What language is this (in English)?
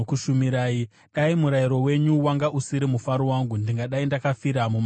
Shona